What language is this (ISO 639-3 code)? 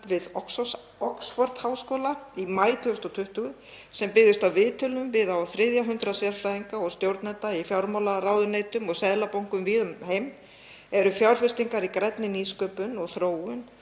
isl